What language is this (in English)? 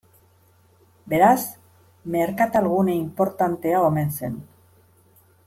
Basque